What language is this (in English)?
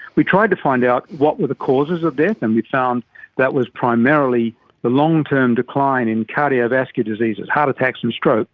English